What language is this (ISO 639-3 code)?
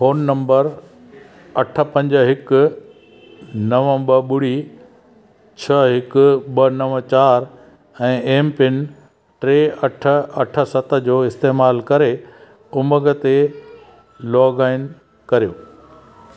snd